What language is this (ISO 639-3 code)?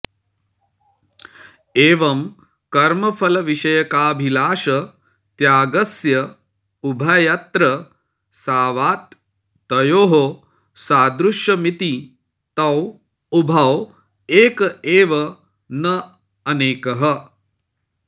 san